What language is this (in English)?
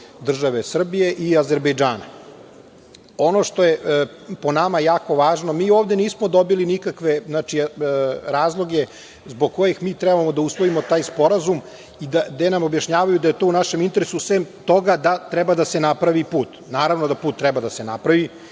Serbian